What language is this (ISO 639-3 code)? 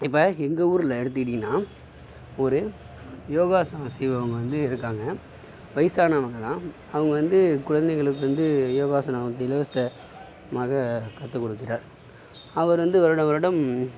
tam